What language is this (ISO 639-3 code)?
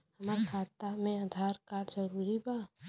bho